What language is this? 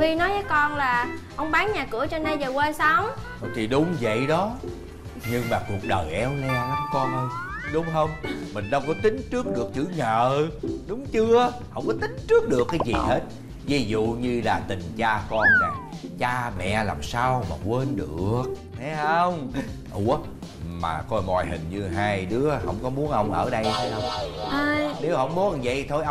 Vietnamese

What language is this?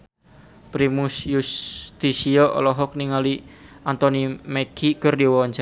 Sundanese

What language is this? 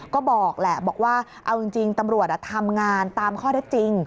Thai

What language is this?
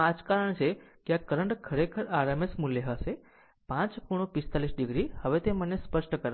Gujarati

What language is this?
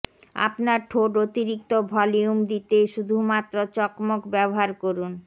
Bangla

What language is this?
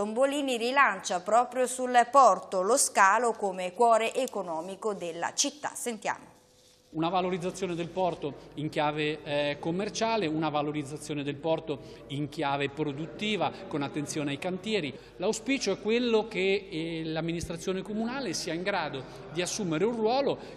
Italian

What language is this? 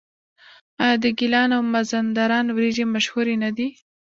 Pashto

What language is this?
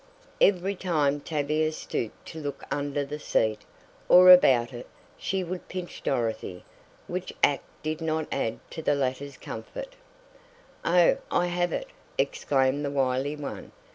English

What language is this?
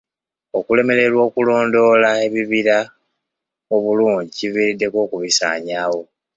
Ganda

